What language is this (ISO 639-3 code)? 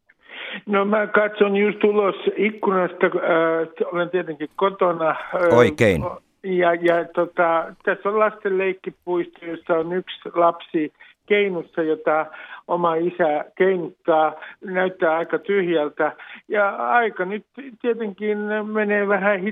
fin